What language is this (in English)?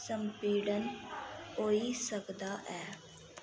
Dogri